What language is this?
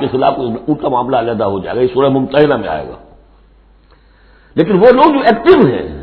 Arabic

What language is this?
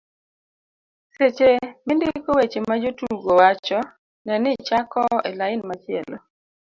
Luo (Kenya and Tanzania)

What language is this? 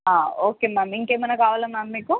Telugu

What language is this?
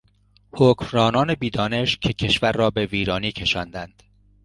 Persian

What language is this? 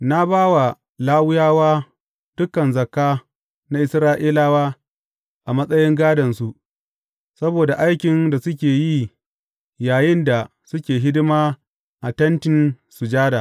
Hausa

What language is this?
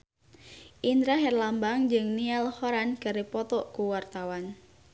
Sundanese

